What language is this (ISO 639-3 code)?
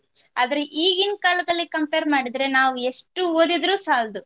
kan